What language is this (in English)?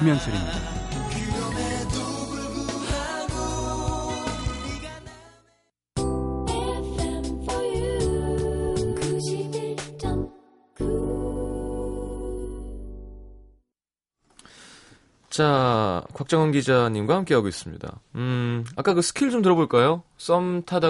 Korean